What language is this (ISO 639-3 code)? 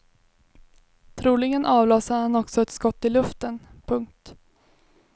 swe